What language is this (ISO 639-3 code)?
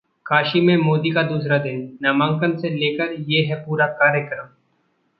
hin